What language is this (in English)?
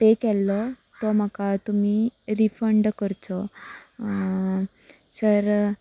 Konkani